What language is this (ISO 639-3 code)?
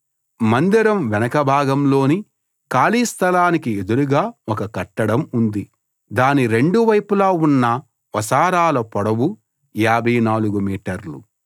tel